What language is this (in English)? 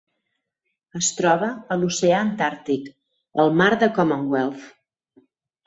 Catalan